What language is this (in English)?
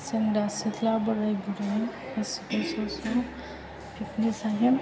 Bodo